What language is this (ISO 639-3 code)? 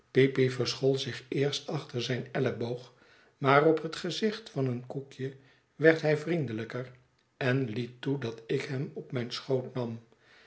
nld